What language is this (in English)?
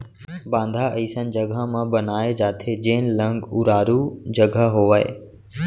Chhattisgarhi